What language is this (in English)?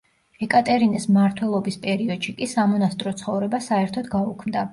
Georgian